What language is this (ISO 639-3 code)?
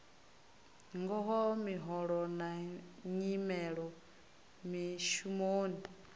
ven